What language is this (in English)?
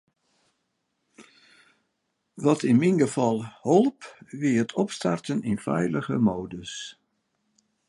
Western Frisian